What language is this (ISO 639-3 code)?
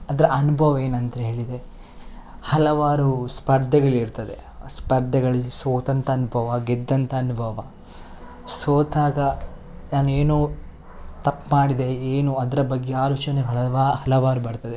kan